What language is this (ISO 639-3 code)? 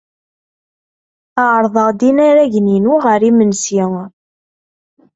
kab